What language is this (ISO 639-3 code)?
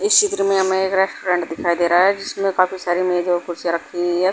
hin